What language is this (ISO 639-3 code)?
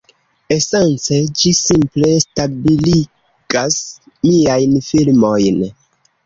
epo